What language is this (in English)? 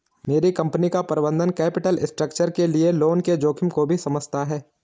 Hindi